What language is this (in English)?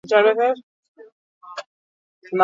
Basque